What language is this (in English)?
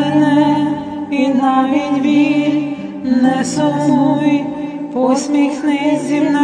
Ukrainian